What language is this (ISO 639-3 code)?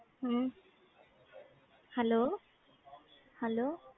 pan